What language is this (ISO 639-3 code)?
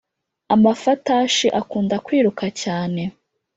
kin